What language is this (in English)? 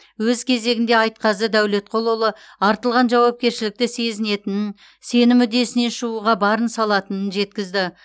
Kazakh